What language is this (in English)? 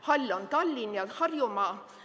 Estonian